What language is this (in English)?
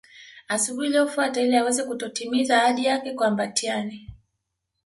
Swahili